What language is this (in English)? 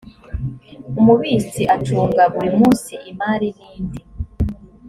Kinyarwanda